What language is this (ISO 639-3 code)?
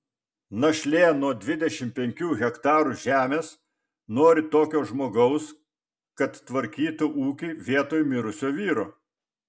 lit